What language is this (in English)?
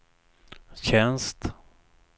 Swedish